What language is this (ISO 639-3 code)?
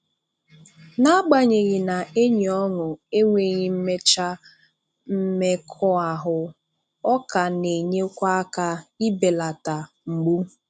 ibo